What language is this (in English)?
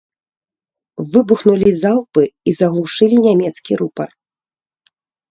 Belarusian